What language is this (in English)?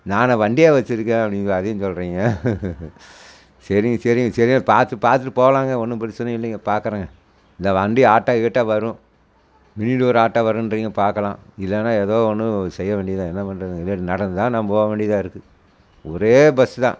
Tamil